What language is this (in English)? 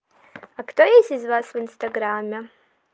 Russian